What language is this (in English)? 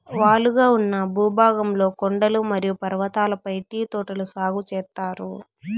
Telugu